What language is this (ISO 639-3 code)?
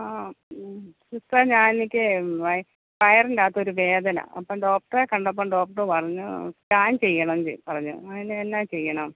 mal